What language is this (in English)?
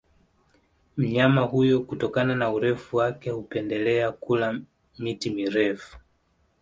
Swahili